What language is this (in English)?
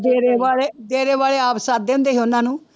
Punjabi